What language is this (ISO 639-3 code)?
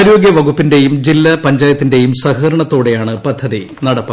mal